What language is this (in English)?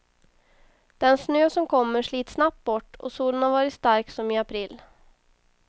Swedish